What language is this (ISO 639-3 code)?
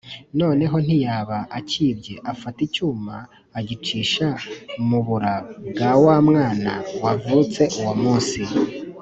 kin